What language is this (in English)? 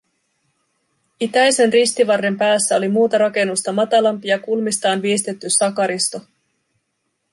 Finnish